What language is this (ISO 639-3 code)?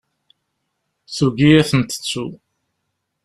kab